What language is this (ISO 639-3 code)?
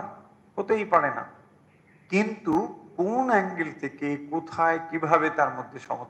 ben